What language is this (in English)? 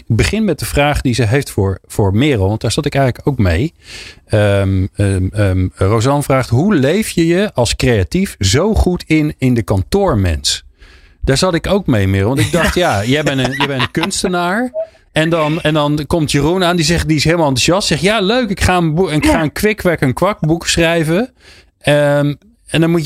Dutch